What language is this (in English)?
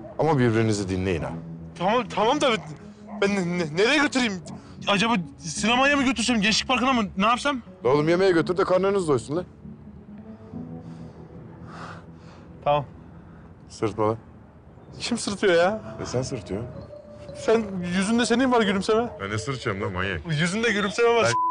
Turkish